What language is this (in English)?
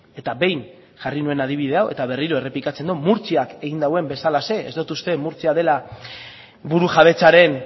Basque